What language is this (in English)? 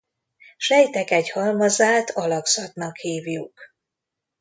Hungarian